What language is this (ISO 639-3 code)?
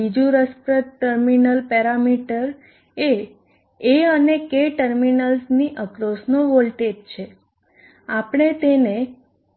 guj